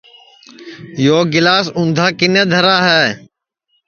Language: Sansi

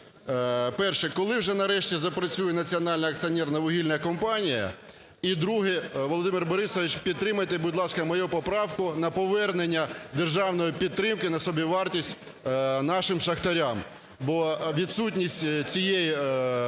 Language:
Ukrainian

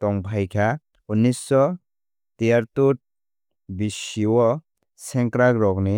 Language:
Kok Borok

